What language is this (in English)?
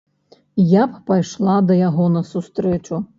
Belarusian